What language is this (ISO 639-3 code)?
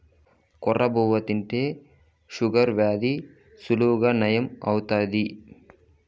tel